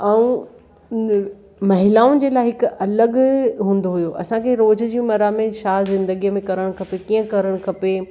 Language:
Sindhi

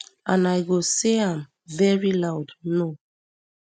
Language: Nigerian Pidgin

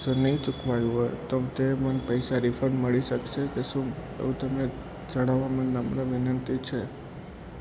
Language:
Gujarati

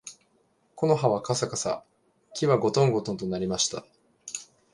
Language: Japanese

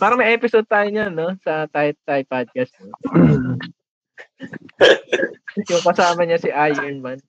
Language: Filipino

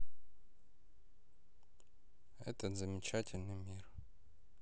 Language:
Russian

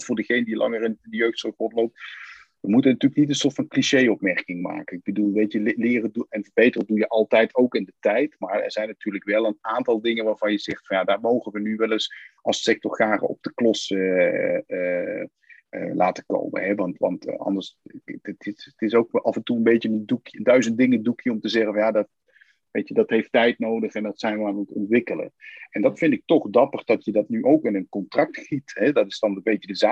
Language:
Dutch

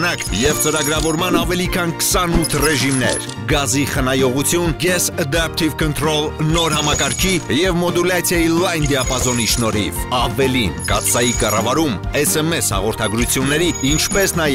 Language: Italian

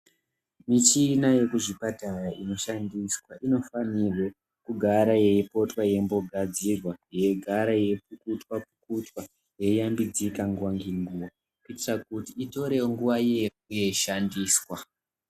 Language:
Ndau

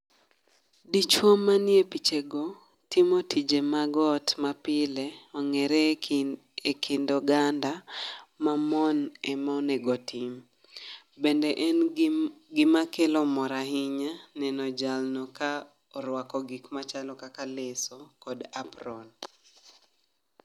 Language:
Luo (Kenya and Tanzania)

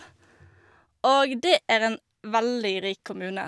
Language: Norwegian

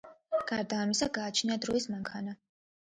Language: Georgian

